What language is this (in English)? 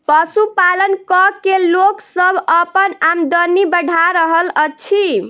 Maithili